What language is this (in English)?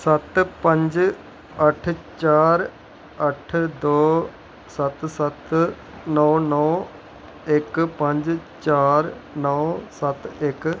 Dogri